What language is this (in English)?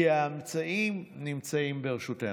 Hebrew